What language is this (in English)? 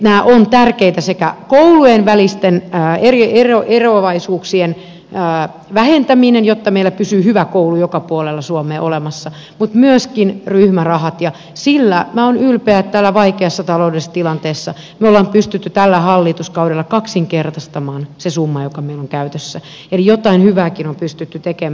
Finnish